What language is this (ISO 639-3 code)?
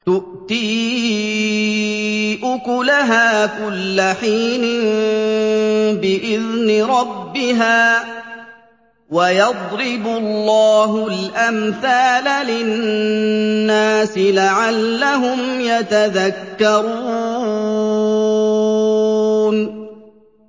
ara